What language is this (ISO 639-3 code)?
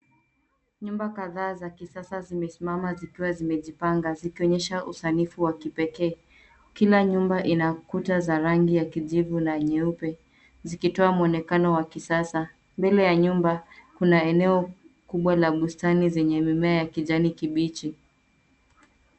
swa